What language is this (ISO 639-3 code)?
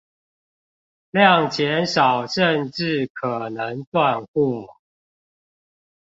zho